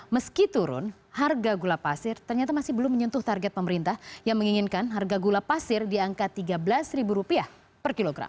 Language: Indonesian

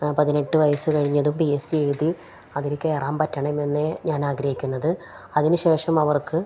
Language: Malayalam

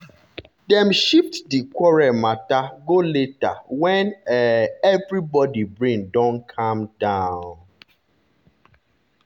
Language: Nigerian Pidgin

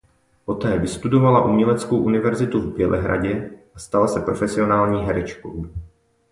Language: Czech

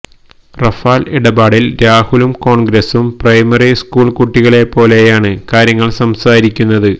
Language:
Malayalam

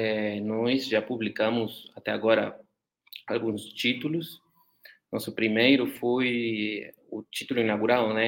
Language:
Portuguese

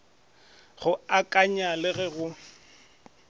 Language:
Northern Sotho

